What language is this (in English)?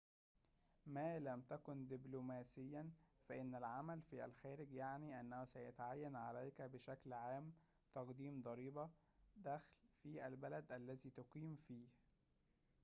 Arabic